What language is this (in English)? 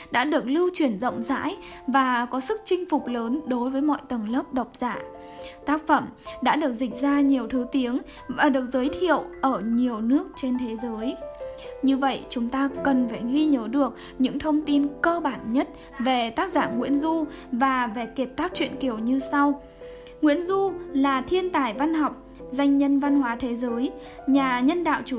Vietnamese